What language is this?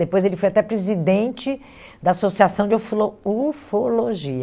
Portuguese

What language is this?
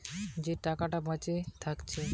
Bangla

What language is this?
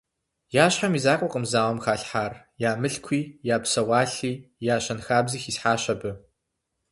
Kabardian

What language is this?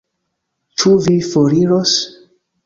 Esperanto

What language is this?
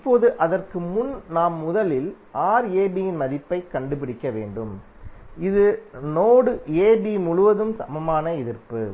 Tamil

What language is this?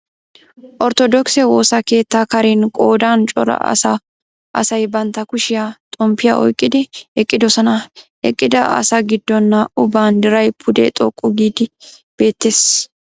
Wolaytta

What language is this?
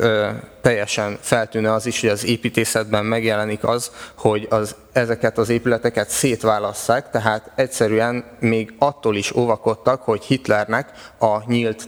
Hungarian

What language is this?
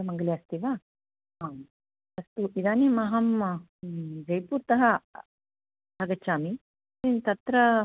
Sanskrit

